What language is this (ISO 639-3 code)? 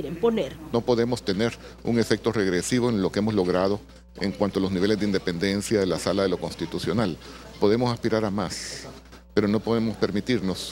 spa